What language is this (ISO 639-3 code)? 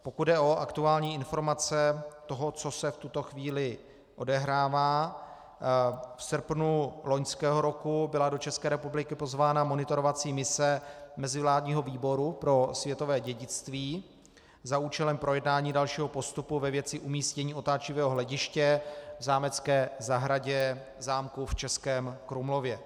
ces